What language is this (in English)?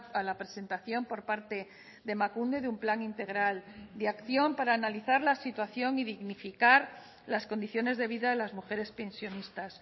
Spanish